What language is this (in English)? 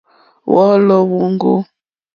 Mokpwe